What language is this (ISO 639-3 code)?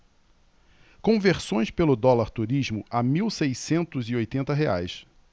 por